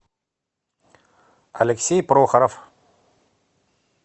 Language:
Russian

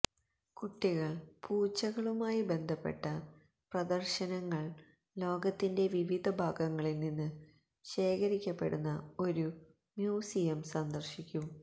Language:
Malayalam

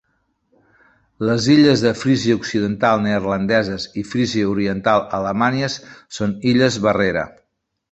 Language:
Catalan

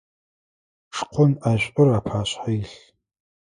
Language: Adyghe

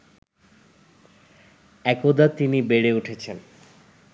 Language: Bangla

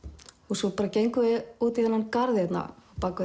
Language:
Icelandic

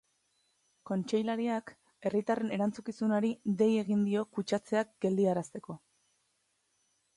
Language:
Basque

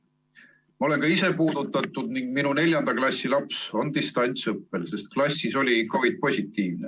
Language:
Estonian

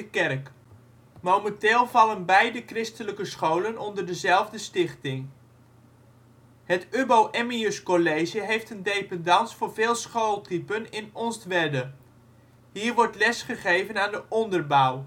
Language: Dutch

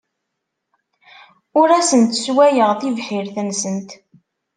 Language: Kabyle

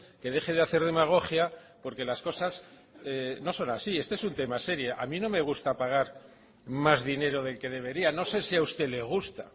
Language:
Spanish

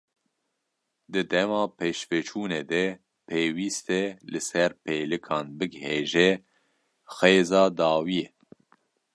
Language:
Kurdish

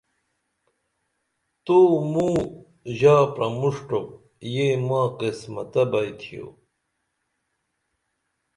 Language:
Dameli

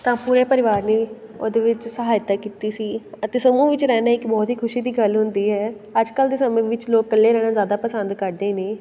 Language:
Punjabi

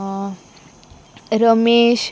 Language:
Konkani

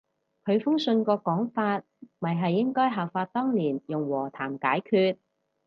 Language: Cantonese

